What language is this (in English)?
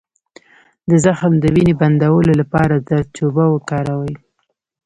Pashto